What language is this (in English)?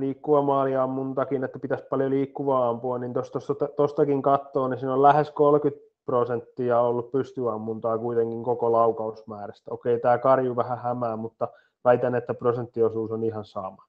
Finnish